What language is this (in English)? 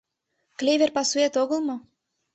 Mari